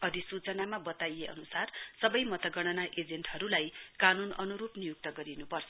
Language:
Nepali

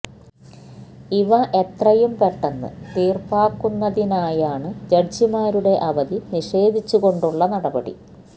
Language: Malayalam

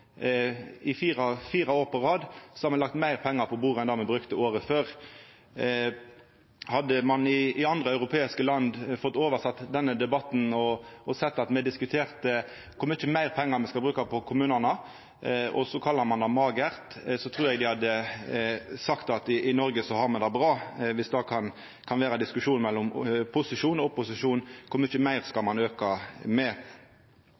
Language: Norwegian Nynorsk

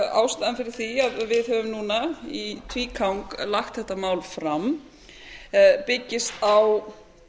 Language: Icelandic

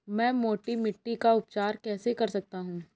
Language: Hindi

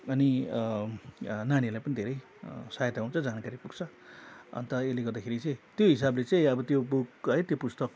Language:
Nepali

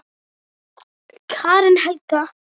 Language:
Icelandic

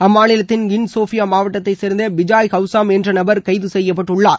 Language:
Tamil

